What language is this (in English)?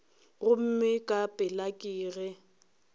Northern Sotho